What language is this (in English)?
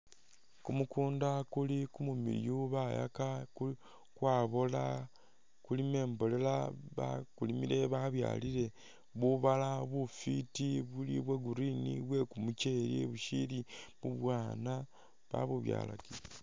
Masaaba